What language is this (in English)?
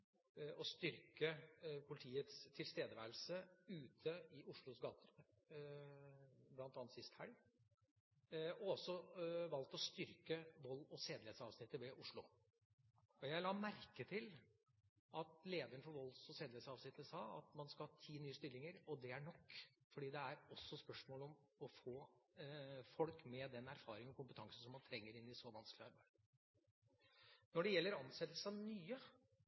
Norwegian Bokmål